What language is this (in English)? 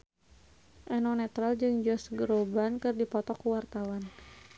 Sundanese